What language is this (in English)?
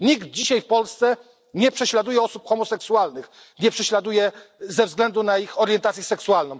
Polish